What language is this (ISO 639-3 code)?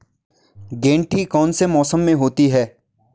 hin